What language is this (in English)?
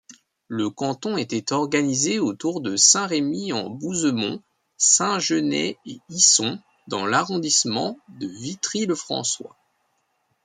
French